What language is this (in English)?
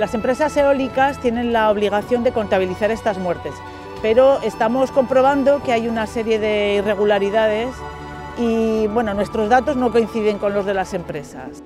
Spanish